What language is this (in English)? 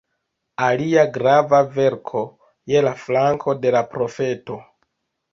Esperanto